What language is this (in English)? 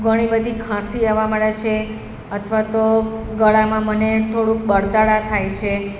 Gujarati